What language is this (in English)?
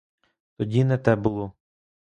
Ukrainian